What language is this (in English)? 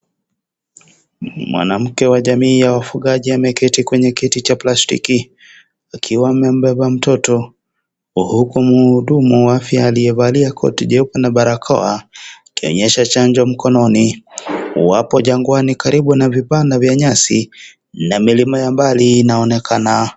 Swahili